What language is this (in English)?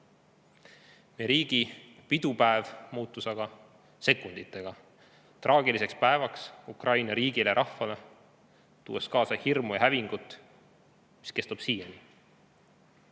Estonian